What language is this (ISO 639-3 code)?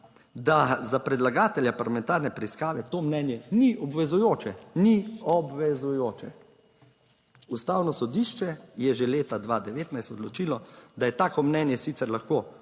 slv